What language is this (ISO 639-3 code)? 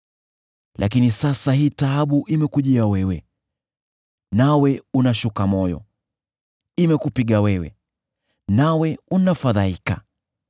swa